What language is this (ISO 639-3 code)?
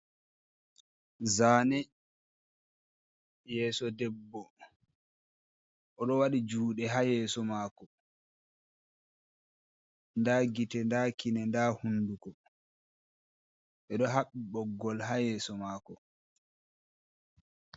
ful